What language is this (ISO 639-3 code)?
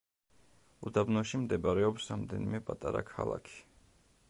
kat